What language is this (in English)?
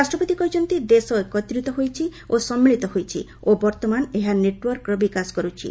Odia